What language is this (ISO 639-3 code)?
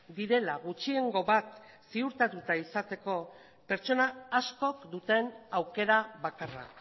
eus